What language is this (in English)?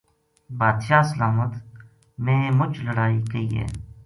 Gujari